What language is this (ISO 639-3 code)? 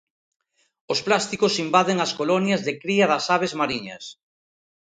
glg